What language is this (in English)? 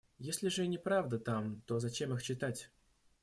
Russian